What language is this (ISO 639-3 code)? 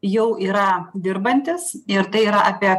lit